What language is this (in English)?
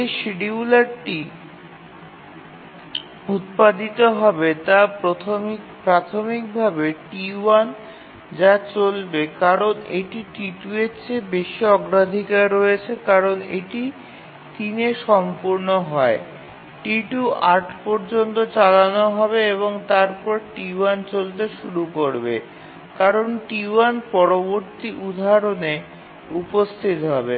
Bangla